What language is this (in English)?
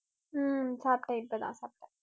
Tamil